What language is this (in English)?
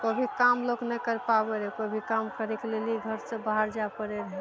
Maithili